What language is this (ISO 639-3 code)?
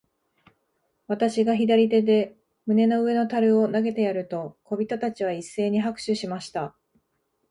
jpn